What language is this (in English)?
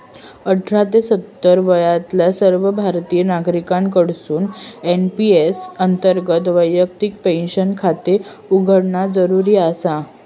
Marathi